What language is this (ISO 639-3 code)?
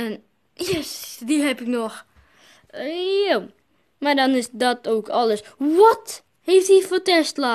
nld